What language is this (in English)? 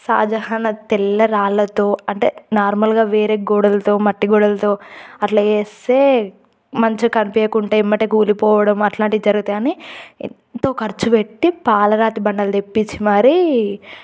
Telugu